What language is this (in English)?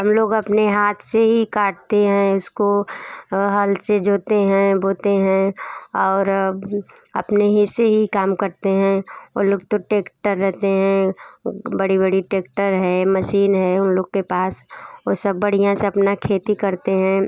Hindi